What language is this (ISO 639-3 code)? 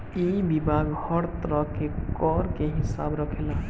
bho